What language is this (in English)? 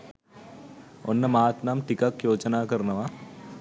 Sinhala